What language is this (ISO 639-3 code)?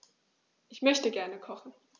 deu